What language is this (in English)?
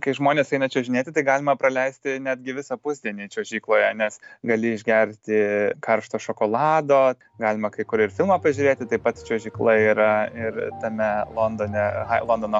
Lithuanian